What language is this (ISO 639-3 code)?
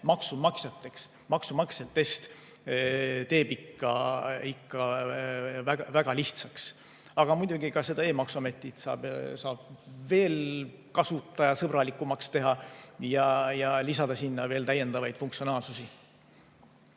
est